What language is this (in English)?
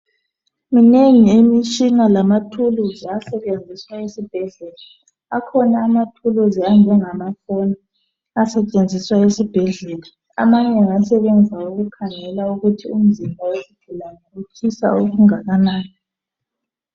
North Ndebele